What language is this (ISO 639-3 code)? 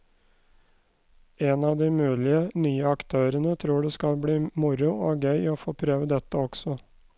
nor